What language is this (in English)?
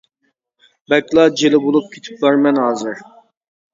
Uyghur